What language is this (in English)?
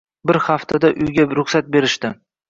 Uzbek